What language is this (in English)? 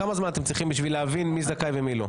Hebrew